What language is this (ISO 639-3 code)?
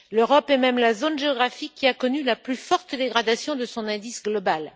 fra